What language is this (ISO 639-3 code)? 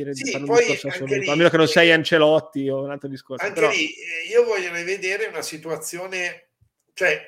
ita